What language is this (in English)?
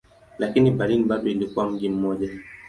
Swahili